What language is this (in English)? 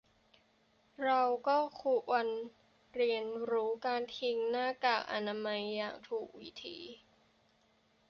Thai